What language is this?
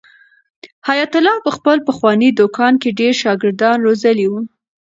Pashto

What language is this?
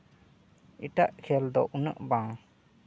Santali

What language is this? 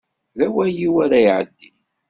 Kabyle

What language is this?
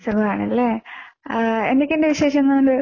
Malayalam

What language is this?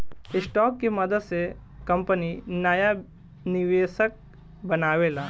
Bhojpuri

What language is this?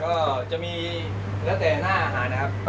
Thai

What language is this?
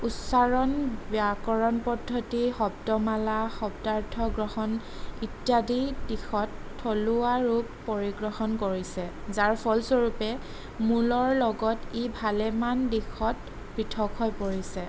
Assamese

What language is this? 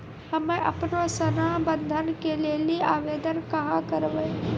Maithili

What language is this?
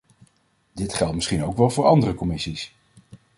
Dutch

